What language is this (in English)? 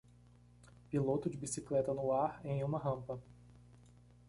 Portuguese